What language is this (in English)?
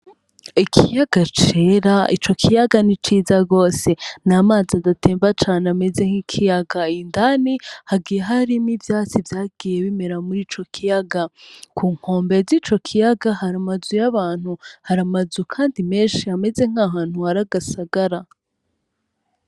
Rundi